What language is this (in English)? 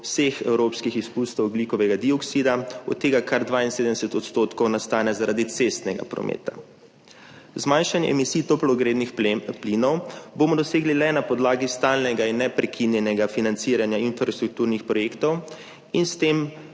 Slovenian